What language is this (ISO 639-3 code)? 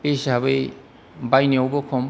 brx